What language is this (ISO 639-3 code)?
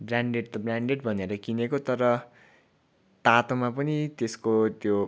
nep